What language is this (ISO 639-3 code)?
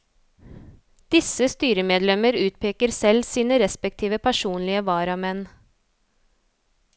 nor